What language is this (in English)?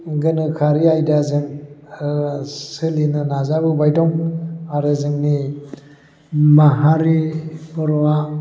Bodo